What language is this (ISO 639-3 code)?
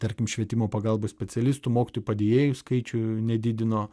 lit